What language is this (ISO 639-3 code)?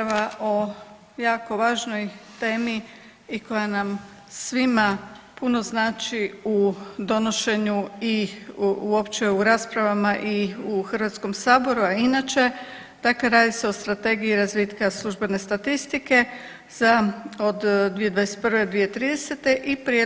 hrv